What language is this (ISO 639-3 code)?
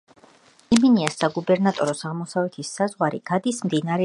kat